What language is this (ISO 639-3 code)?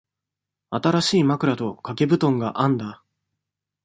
jpn